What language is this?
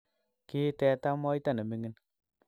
Kalenjin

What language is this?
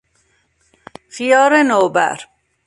Persian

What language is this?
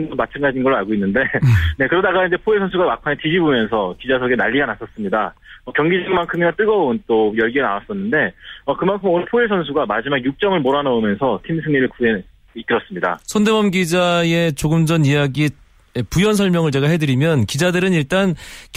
Korean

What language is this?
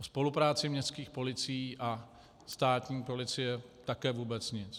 Czech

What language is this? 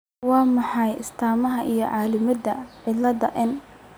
Somali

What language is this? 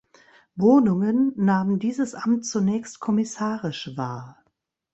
German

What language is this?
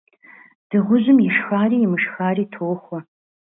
Kabardian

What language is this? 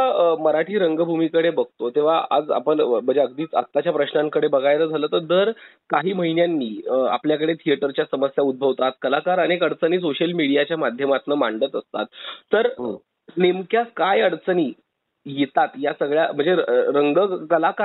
Marathi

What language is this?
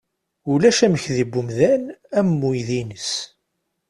Kabyle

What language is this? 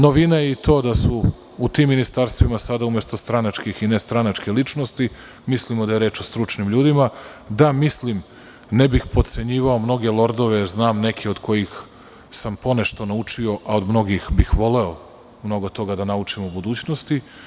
Serbian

